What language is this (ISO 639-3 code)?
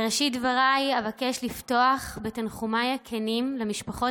heb